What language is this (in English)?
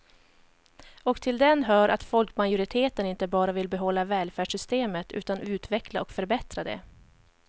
Swedish